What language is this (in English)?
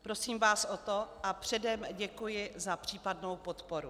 Czech